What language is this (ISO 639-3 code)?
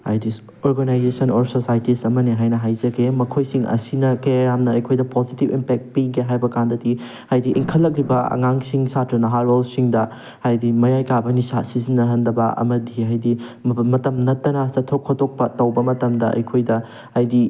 mni